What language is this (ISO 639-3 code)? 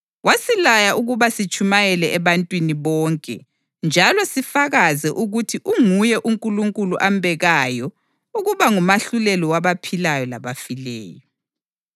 nde